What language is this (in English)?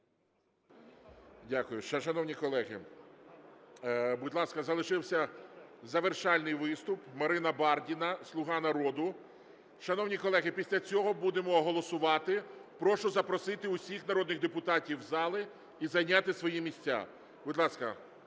Ukrainian